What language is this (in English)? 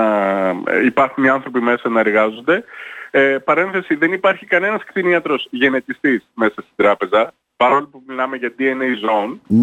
Greek